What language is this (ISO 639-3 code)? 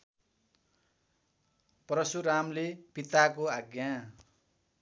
nep